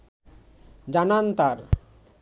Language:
Bangla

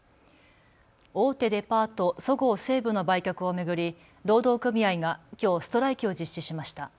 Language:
Japanese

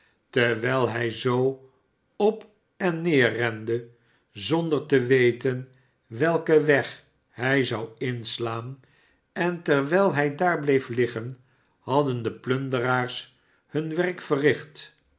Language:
Dutch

